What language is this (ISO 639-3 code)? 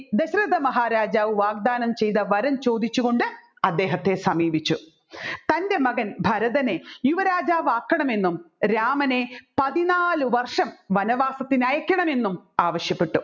mal